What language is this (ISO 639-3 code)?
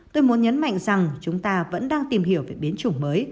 vie